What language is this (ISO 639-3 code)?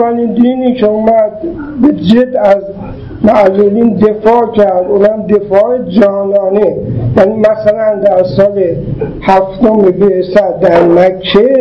fas